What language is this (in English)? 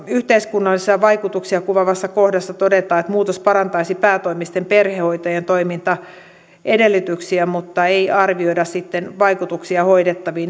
Finnish